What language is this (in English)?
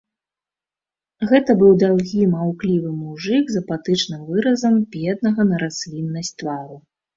Belarusian